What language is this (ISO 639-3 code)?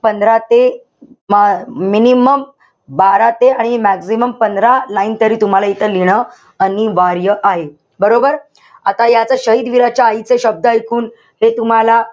mar